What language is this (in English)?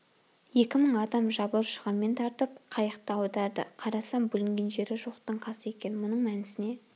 Kazakh